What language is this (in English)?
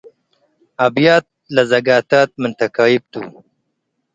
Tigre